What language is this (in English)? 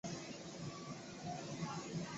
Chinese